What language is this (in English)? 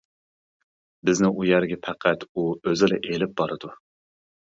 Uyghur